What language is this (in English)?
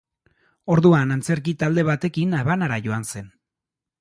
Basque